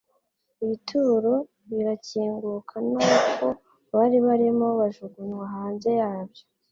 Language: Kinyarwanda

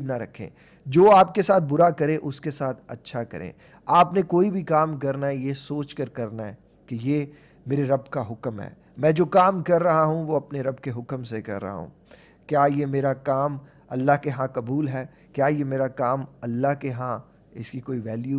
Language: Hindi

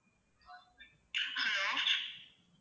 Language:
Tamil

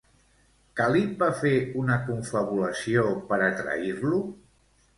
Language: Catalan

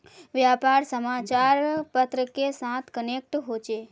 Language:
Magahi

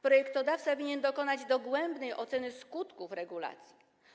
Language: Polish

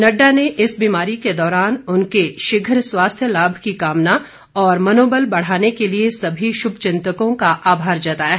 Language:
Hindi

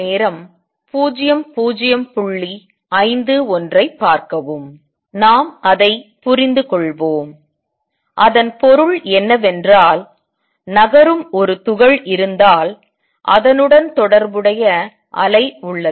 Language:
Tamil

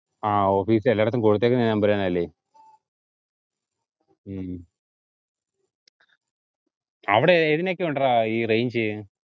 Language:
Malayalam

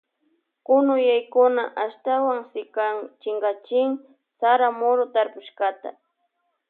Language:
Loja Highland Quichua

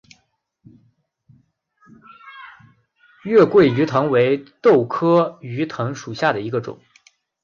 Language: Chinese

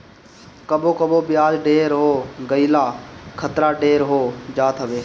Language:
Bhojpuri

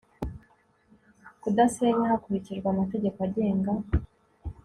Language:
Kinyarwanda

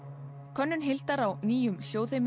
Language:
Icelandic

